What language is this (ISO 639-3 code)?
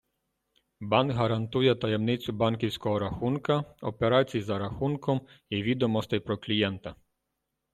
ukr